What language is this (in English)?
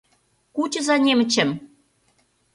Mari